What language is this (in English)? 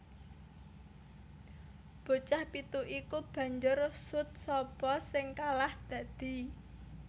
Javanese